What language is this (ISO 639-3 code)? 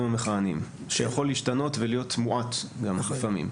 heb